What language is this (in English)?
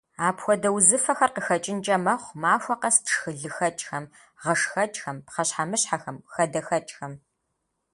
Kabardian